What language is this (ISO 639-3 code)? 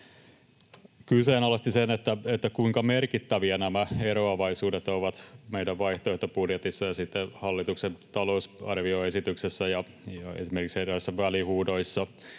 fin